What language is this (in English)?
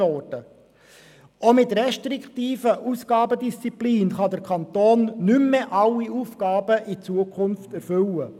Swiss German